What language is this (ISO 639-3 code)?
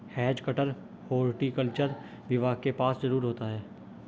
hin